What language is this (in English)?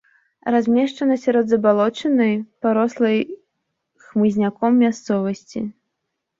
Belarusian